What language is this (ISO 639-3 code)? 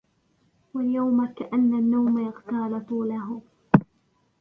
ara